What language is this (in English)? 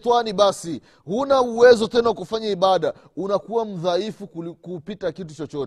Swahili